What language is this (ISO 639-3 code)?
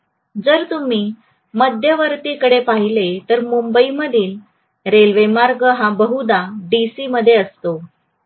mar